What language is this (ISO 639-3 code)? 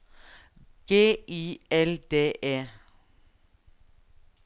nor